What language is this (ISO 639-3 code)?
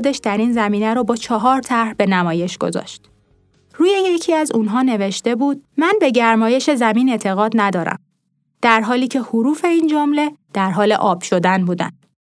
fas